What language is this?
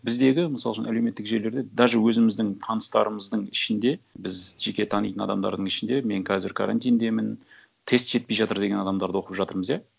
Kazakh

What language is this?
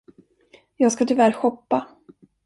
Swedish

